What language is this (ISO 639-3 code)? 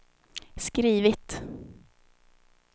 swe